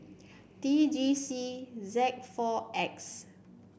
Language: English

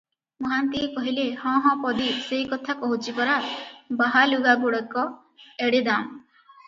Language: Odia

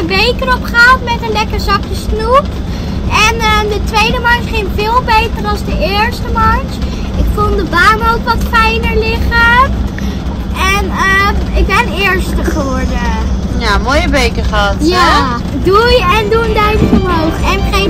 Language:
Dutch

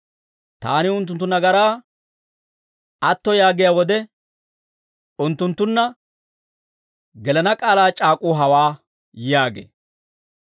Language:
Dawro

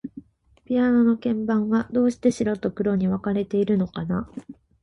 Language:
Japanese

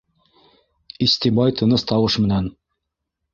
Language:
Bashkir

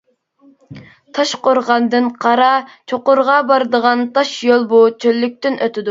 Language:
Uyghur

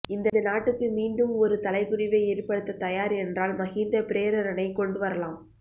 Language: Tamil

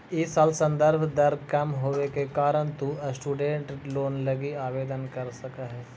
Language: Magahi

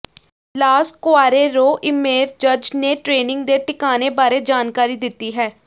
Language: Punjabi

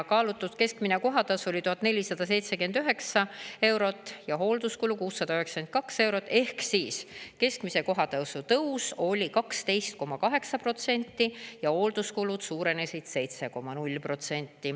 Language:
Estonian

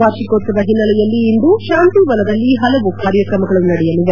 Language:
Kannada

